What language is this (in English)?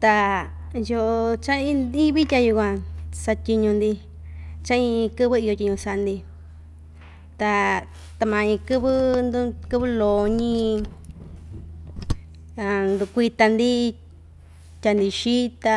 Ixtayutla Mixtec